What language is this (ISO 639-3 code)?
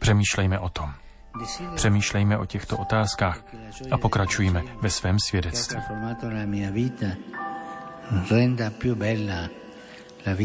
ces